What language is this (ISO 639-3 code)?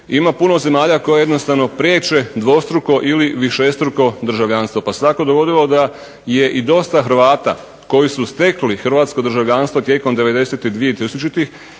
hrv